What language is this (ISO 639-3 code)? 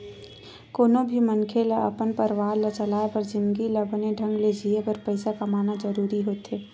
hne